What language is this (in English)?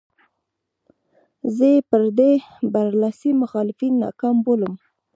Pashto